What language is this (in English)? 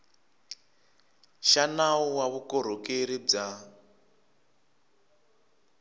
Tsonga